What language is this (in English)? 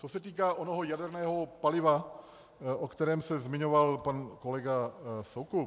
Czech